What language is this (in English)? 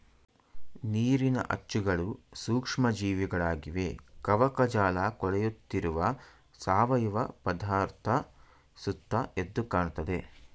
Kannada